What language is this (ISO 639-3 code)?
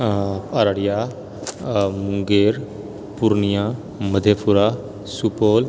mai